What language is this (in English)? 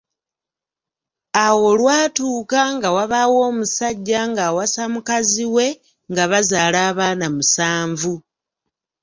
Ganda